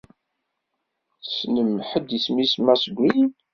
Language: Kabyle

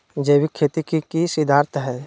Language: Magahi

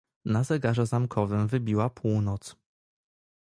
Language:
Polish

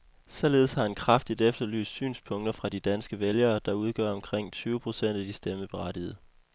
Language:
Danish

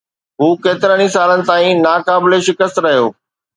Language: Sindhi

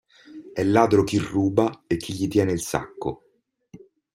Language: Italian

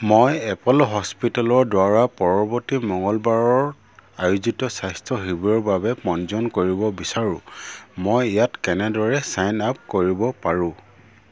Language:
Assamese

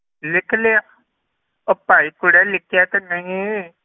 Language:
Punjabi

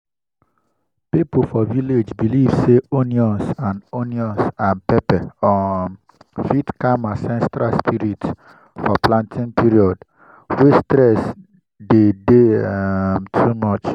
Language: Nigerian Pidgin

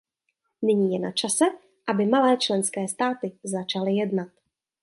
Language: Czech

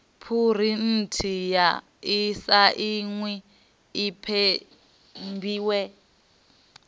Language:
Venda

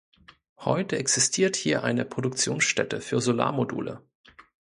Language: German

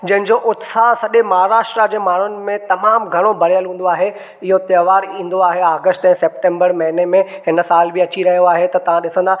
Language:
Sindhi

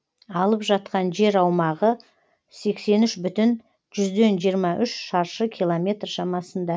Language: Kazakh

